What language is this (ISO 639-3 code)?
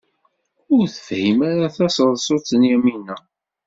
kab